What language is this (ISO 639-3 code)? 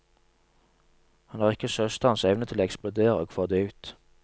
nor